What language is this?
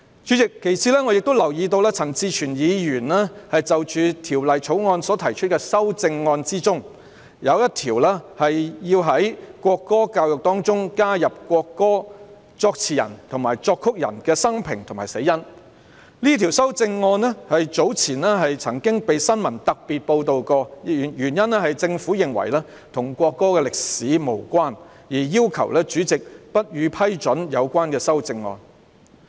Cantonese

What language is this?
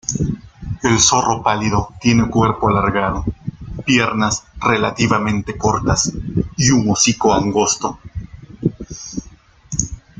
Spanish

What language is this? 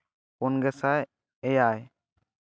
Santali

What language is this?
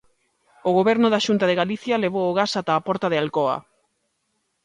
Galician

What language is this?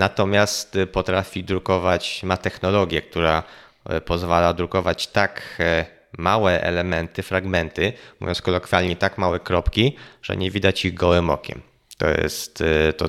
Polish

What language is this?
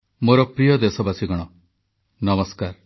Odia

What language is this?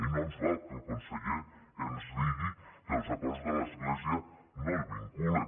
Catalan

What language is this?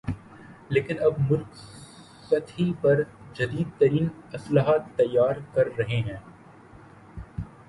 Urdu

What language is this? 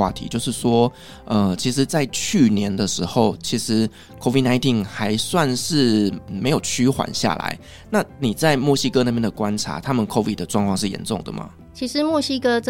Chinese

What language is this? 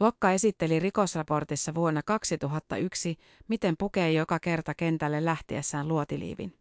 Finnish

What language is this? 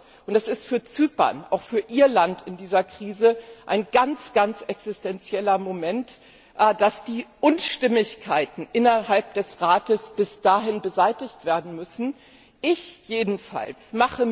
German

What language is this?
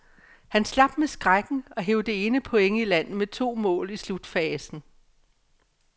Danish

